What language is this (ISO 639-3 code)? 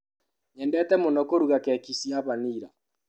kik